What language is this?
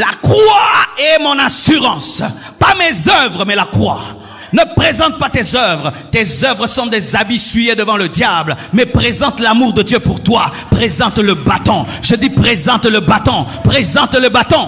French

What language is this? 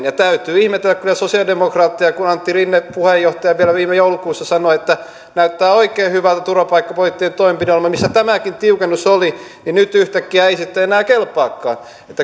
Finnish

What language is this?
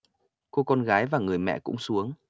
Vietnamese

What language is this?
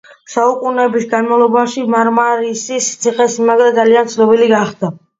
Georgian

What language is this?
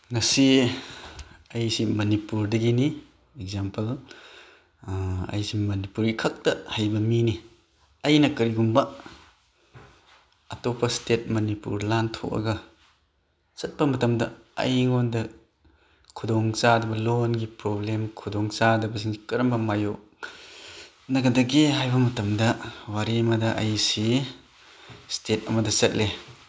Manipuri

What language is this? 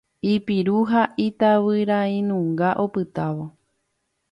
Guarani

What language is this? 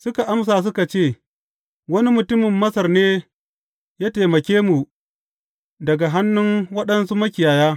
Hausa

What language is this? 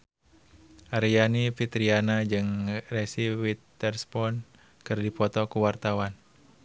Sundanese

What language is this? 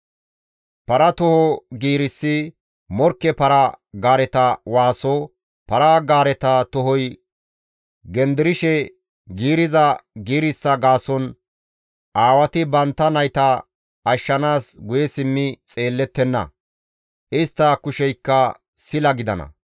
Gamo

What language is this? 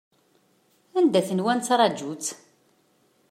Kabyle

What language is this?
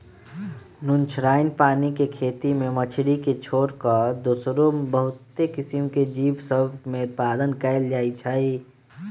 Magahi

